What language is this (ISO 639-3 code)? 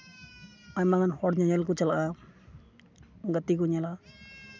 sat